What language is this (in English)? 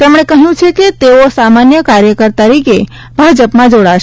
Gujarati